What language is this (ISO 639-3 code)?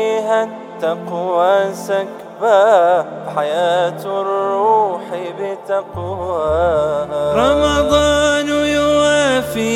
ara